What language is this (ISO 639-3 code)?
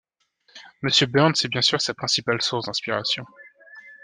fra